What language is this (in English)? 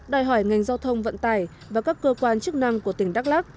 Vietnamese